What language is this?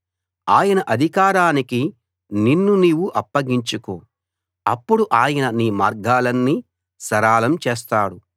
Telugu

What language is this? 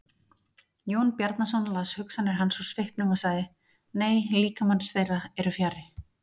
Icelandic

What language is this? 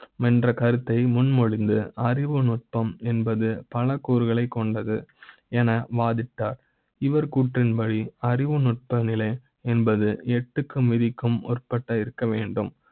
Tamil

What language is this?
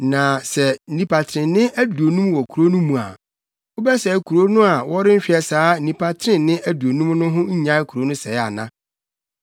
Akan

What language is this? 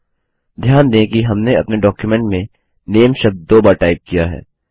Hindi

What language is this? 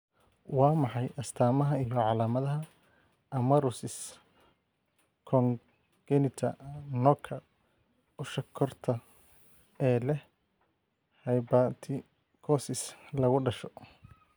Somali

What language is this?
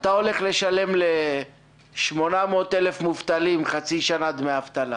Hebrew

